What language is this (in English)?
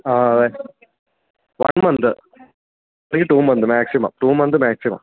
Malayalam